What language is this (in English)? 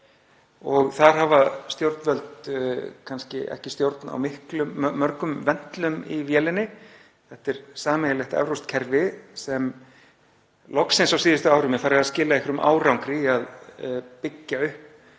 Icelandic